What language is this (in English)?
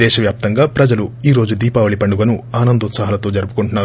Telugu